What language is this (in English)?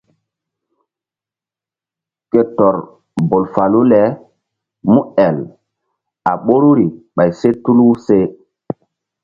Mbum